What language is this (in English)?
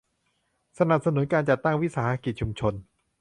Thai